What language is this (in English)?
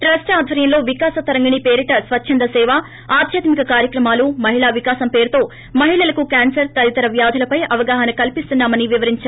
Telugu